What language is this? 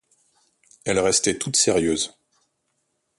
French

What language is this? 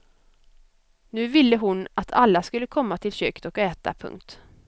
Swedish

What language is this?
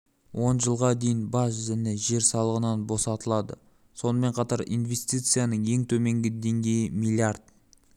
Kazakh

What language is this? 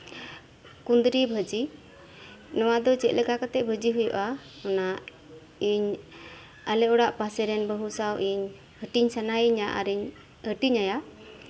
Santali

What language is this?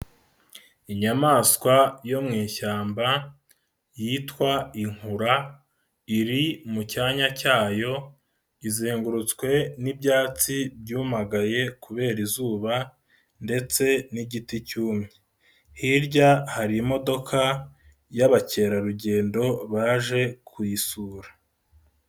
Kinyarwanda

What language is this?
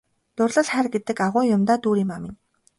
Mongolian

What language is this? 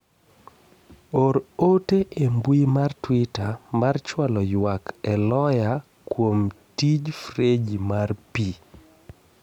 Luo (Kenya and Tanzania)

